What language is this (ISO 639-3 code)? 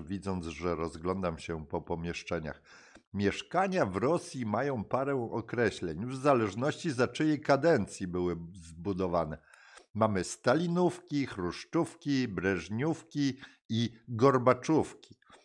pol